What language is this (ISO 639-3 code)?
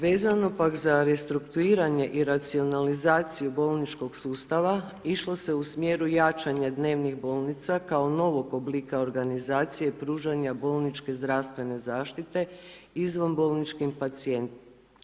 hrv